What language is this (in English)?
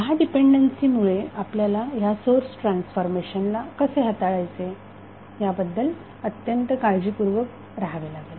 Marathi